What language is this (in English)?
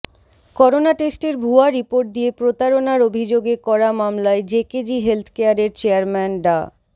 Bangla